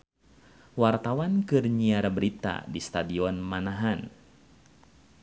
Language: Sundanese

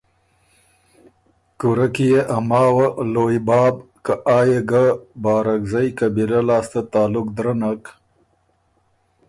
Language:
Ormuri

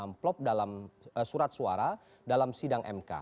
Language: Indonesian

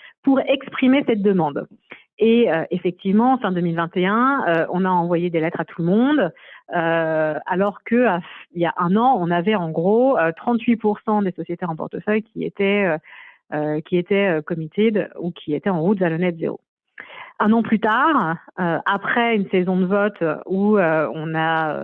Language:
French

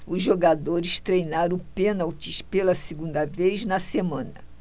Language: Portuguese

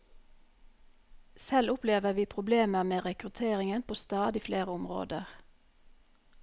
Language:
Norwegian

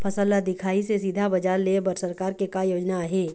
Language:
Chhattisgarhi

